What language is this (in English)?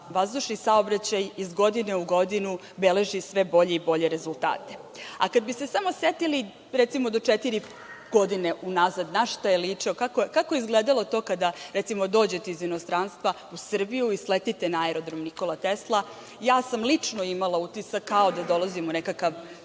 Serbian